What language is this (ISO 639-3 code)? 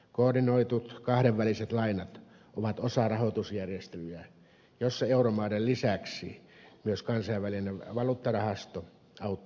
fin